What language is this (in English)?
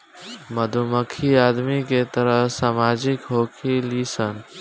Bhojpuri